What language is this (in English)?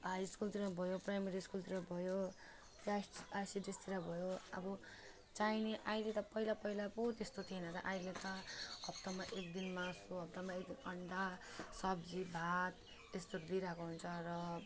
Nepali